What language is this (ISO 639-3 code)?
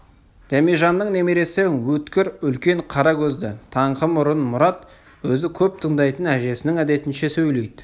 kaz